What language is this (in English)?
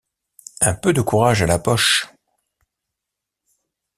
French